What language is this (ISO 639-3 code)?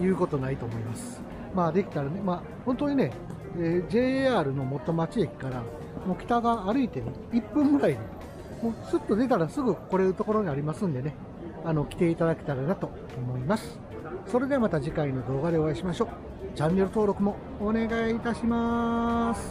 jpn